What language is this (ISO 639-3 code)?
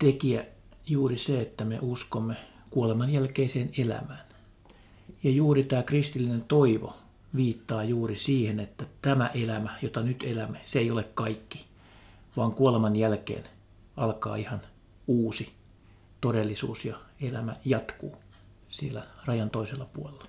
fin